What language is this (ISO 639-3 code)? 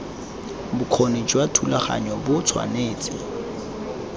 tsn